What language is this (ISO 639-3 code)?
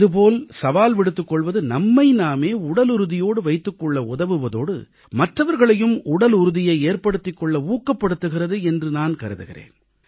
tam